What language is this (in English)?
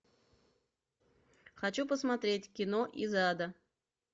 Russian